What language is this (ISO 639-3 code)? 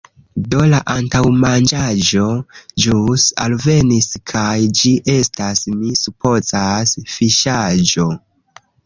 epo